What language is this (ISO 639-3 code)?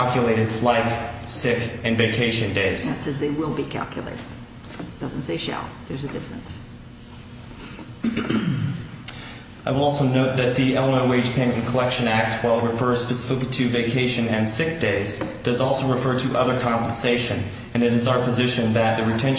eng